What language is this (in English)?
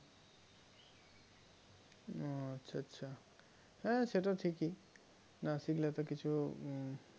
Bangla